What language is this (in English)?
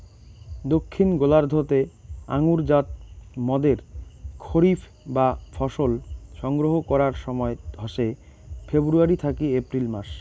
Bangla